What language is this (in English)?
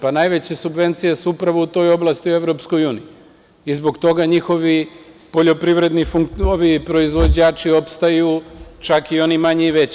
Serbian